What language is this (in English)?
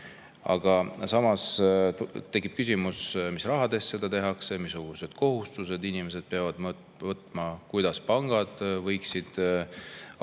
Estonian